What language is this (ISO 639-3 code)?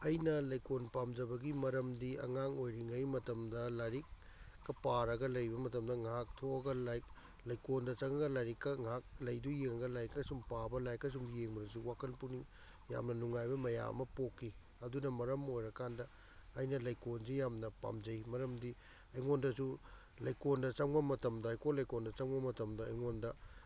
mni